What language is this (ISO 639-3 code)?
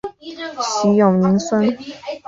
zho